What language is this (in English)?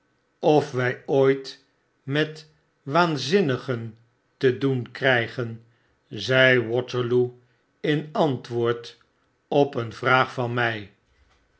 Dutch